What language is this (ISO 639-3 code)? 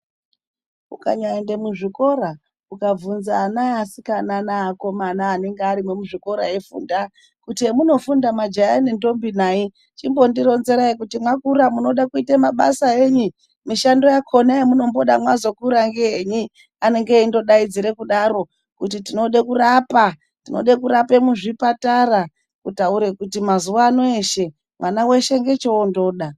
ndc